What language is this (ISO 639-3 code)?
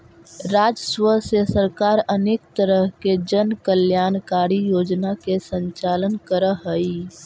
mag